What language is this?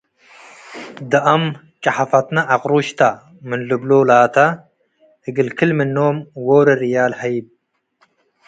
Tigre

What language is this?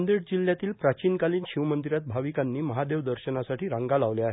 Marathi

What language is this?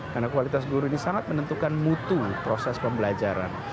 Indonesian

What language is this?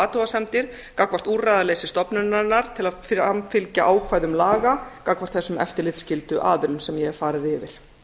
Icelandic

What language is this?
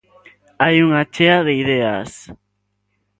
Galician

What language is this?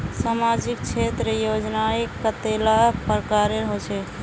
Magahi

